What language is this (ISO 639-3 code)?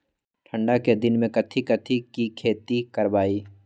mag